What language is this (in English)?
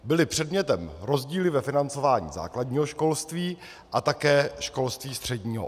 Czech